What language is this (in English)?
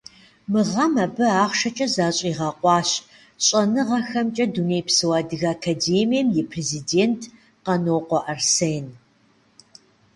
Kabardian